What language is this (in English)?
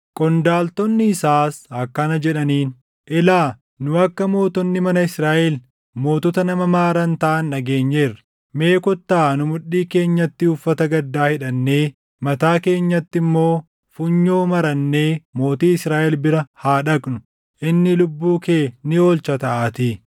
Oromo